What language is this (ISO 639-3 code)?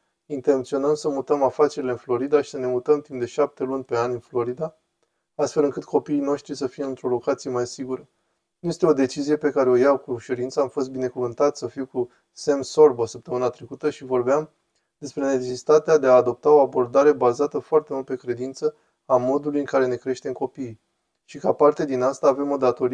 ron